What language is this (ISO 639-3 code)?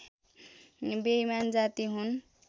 nep